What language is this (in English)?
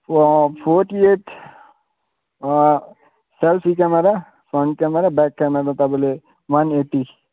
Nepali